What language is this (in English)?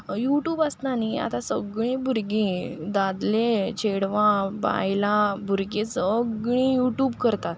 Konkani